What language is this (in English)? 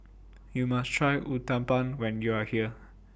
English